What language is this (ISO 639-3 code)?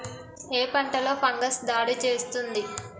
tel